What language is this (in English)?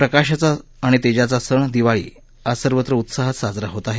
Marathi